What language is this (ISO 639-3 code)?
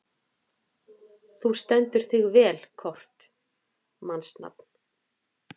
isl